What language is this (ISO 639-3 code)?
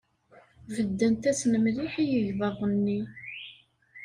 kab